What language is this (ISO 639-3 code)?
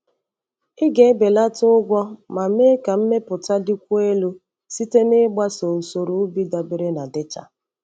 ibo